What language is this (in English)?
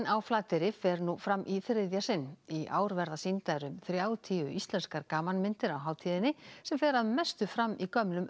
Icelandic